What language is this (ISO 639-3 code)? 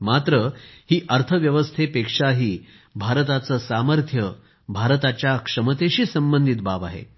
mar